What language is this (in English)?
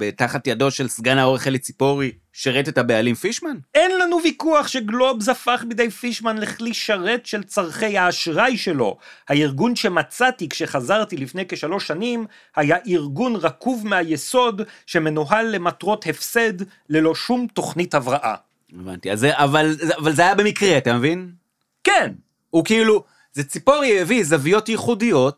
Hebrew